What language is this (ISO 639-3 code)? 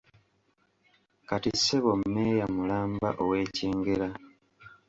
lug